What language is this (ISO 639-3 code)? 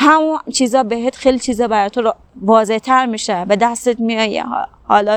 fas